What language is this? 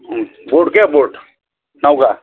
Nepali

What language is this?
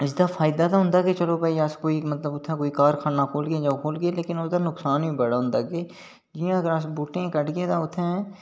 Dogri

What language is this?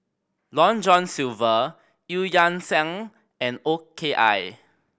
English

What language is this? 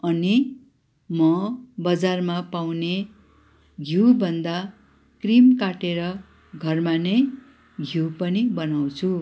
Nepali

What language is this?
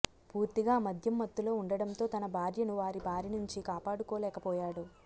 Telugu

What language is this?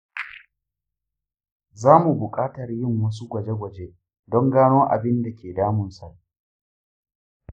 Hausa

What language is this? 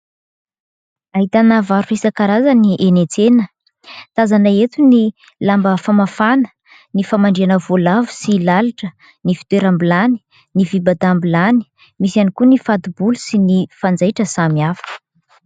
Malagasy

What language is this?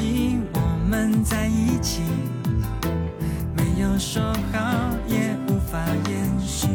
Chinese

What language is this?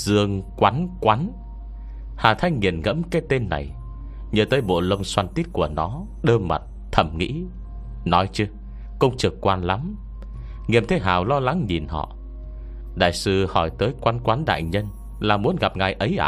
Vietnamese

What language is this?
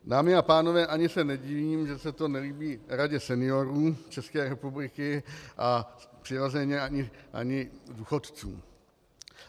Czech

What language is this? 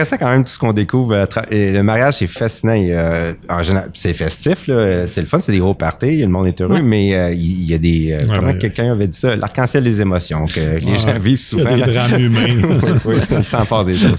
French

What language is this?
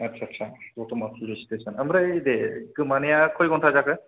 Bodo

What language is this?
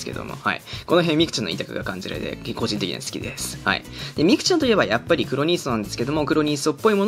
Japanese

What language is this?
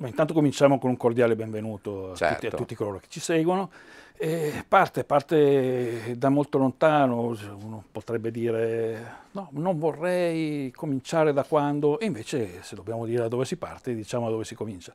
Italian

